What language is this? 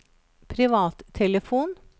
Norwegian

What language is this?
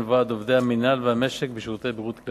Hebrew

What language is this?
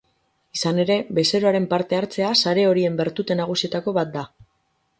Basque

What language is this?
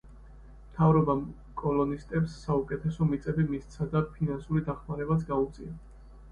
Georgian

